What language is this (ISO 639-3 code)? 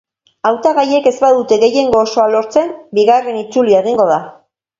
eus